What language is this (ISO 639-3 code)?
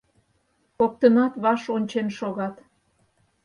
chm